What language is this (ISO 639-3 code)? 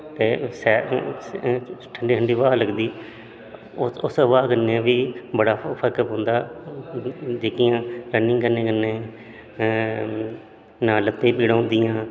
doi